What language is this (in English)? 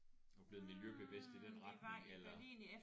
Danish